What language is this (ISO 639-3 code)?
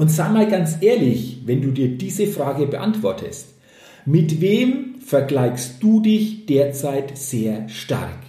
deu